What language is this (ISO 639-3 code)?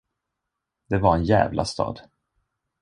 swe